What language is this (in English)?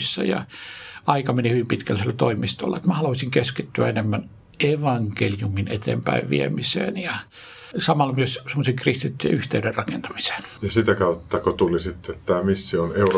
Finnish